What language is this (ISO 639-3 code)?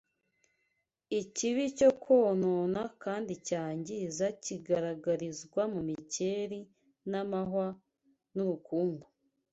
kin